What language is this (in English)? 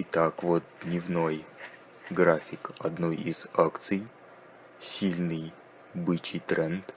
Russian